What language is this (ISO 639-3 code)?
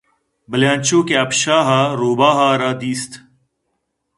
bgp